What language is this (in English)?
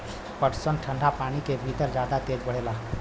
Bhojpuri